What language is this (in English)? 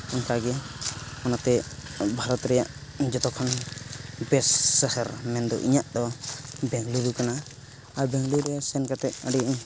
Santali